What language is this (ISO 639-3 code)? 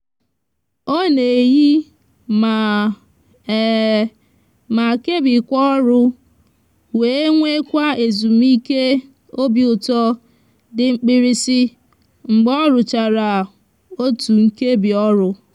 ibo